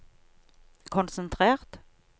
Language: Norwegian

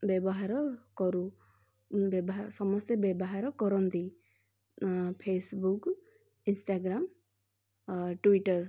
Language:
Odia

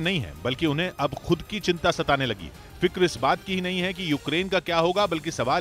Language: Hindi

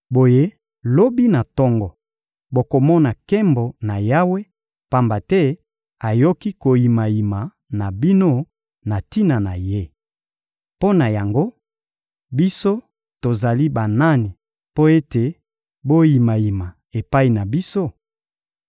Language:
Lingala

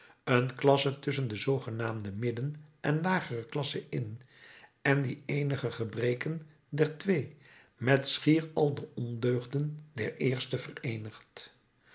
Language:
Dutch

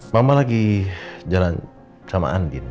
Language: Indonesian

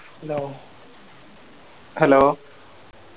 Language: Malayalam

